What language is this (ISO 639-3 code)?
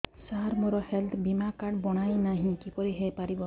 ori